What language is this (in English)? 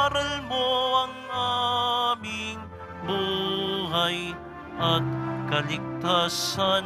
Filipino